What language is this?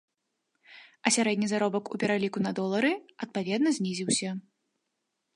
Belarusian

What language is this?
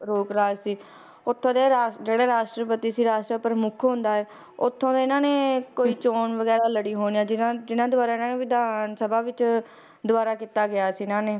Punjabi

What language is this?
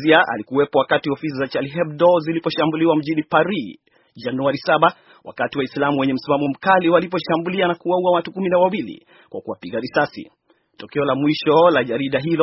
Swahili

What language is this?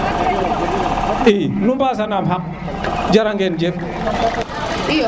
Serer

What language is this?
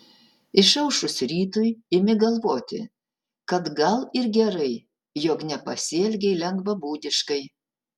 Lithuanian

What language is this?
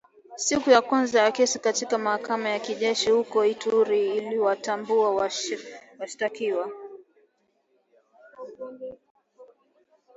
Swahili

